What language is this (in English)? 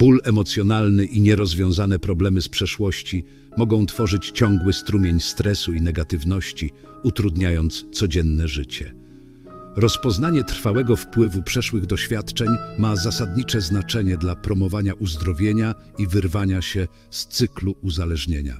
Polish